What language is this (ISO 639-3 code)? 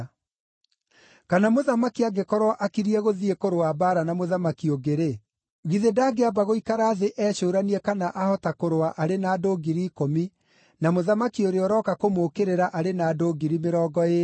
kik